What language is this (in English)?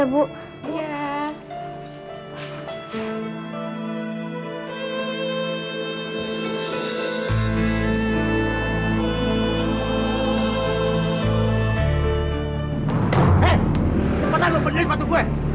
Indonesian